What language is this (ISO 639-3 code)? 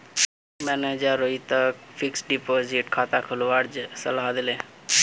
mag